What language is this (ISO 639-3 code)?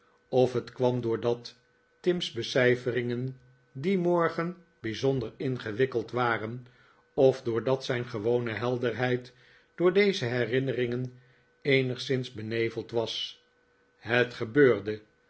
nld